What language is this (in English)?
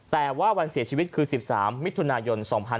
Thai